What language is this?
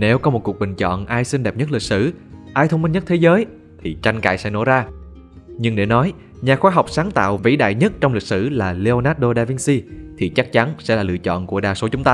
Vietnamese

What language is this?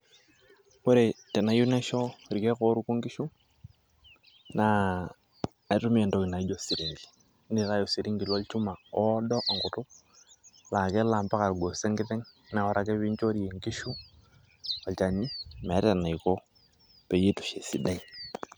Masai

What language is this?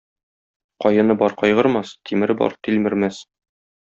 Tatar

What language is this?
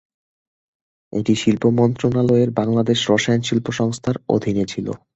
Bangla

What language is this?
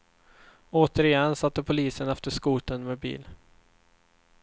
Swedish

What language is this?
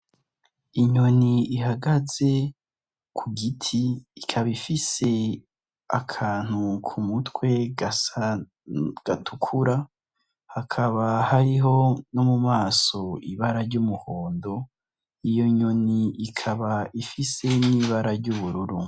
Rundi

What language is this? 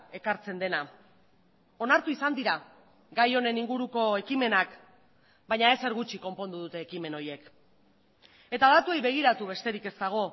Basque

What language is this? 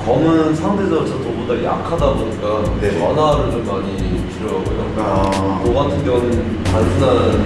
Korean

